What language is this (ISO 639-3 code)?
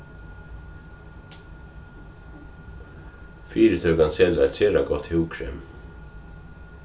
fao